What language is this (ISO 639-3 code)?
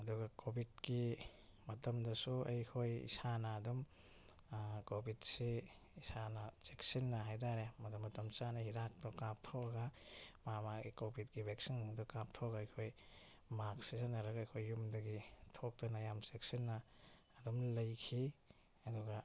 mni